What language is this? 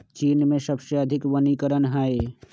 Magahi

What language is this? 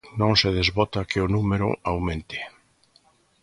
Galician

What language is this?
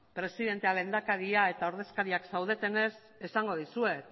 Basque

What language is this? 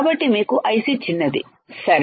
Telugu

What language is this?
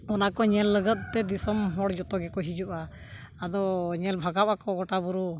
Santali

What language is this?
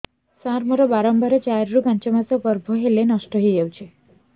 Odia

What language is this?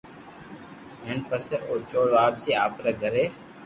Loarki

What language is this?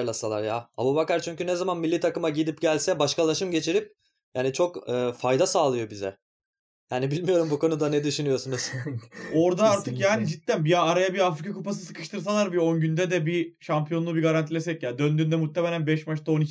Turkish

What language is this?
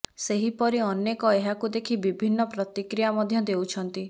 Odia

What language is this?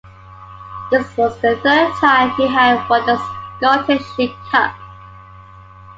English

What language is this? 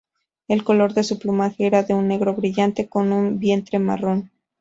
Spanish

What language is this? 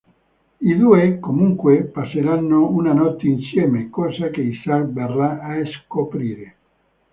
Italian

